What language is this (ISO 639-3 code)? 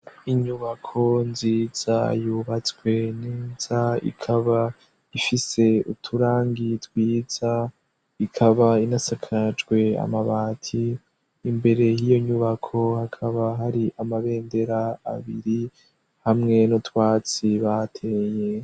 run